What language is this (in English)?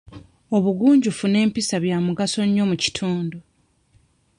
Ganda